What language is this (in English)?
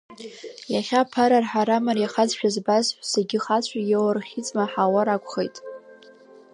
Abkhazian